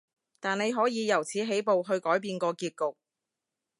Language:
Cantonese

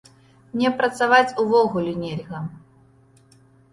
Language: Belarusian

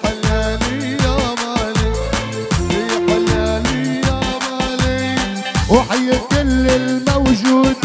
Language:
Arabic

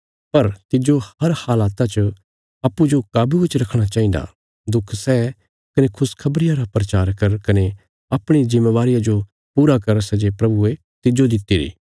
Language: Bilaspuri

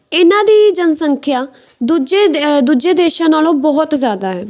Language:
Punjabi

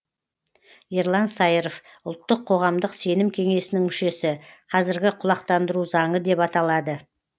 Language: Kazakh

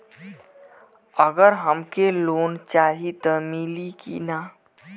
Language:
Bhojpuri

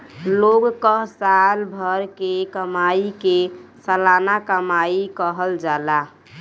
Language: Bhojpuri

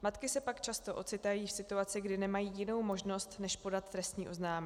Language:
Czech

